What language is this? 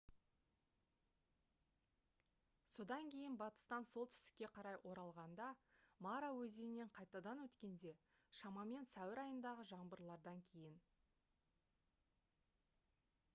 Kazakh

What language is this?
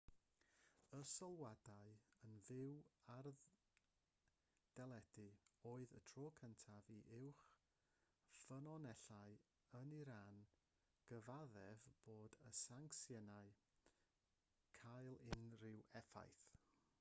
Welsh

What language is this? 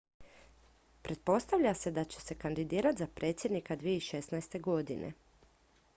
Croatian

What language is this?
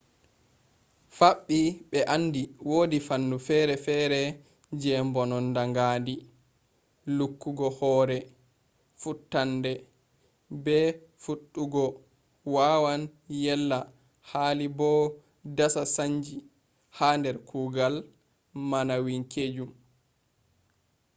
Fula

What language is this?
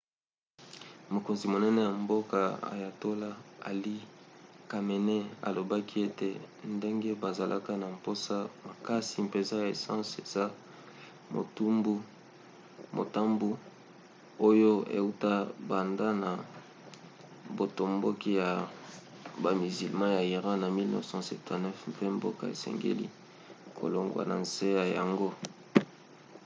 Lingala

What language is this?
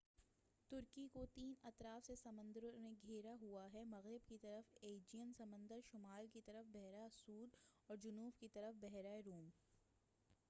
Urdu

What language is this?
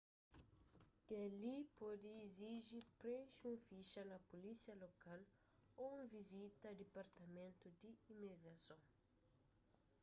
Kabuverdianu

